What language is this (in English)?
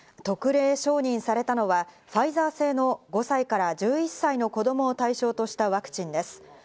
Japanese